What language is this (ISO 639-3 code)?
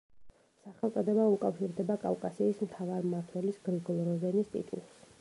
kat